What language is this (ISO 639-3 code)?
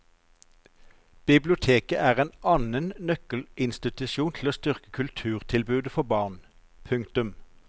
nor